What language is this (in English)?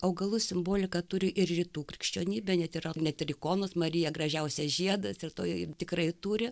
Lithuanian